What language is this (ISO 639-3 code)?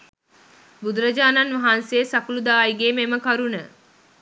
sin